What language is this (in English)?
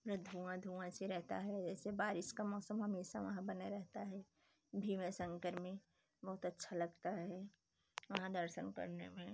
Hindi